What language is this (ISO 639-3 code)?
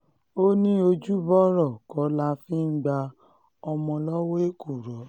yor